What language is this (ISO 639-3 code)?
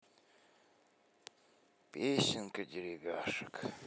rus